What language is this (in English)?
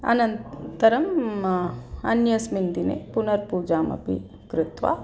Sanskrit